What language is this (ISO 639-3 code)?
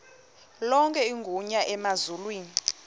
xho